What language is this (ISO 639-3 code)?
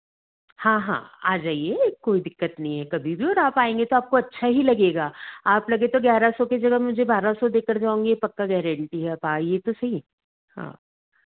hin